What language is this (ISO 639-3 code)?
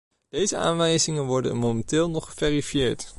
nld